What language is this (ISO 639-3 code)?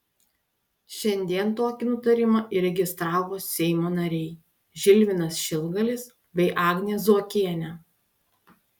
lit